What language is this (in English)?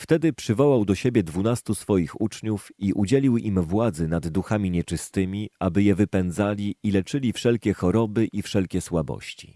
Polish